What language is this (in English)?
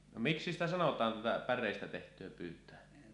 Finnish